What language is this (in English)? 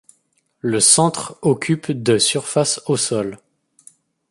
French